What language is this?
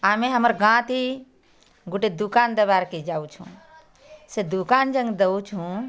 Odia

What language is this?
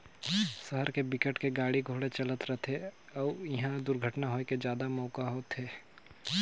Chhattisgarhi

